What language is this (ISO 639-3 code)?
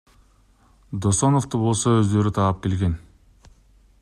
kir